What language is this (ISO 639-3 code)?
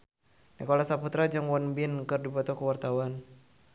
sun